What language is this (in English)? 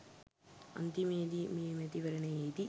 Sinhala